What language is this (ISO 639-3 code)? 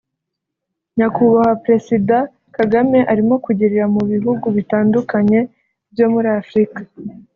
kin